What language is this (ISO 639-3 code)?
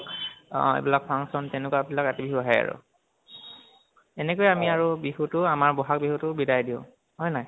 asm